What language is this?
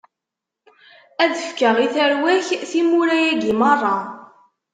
Kabyle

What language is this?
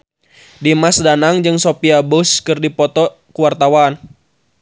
Sundanese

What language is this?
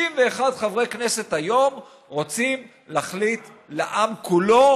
Hebrew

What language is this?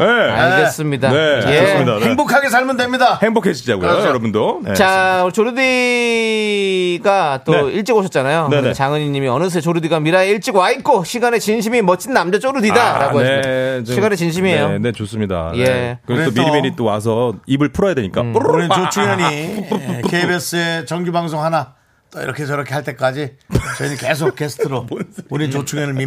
Korean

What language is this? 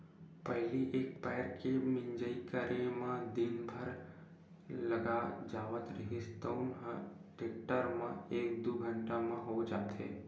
Chhattisgarhi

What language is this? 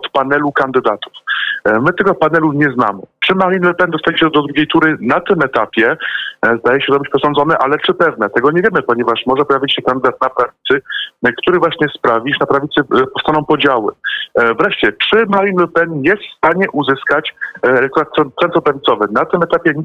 Polish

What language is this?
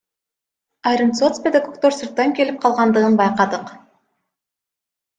Kyrgyz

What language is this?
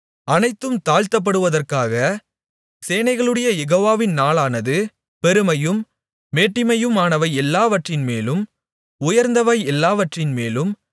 Tamil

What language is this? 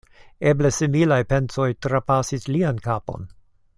Esperanto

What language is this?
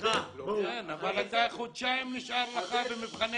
Hebrew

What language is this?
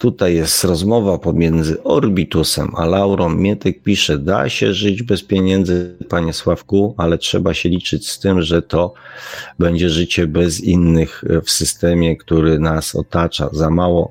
Polish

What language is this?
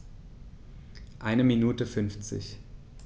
German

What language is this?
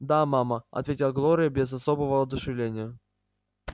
Russian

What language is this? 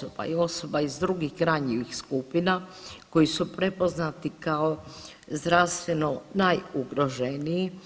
Croatian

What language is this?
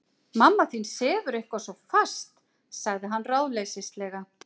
Icelandic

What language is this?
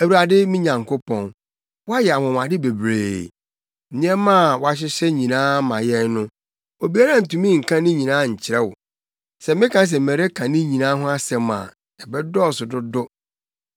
Akan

